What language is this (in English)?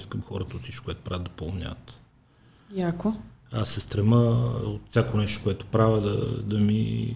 Bulgarian